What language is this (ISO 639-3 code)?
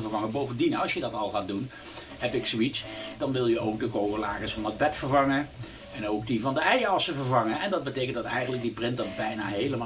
nld